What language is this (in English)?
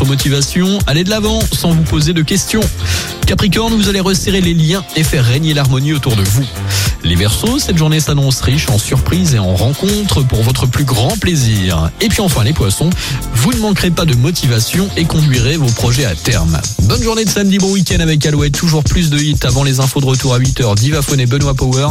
French